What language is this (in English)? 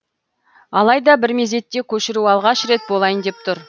Kazakh